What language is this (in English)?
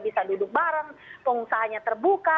Indonesian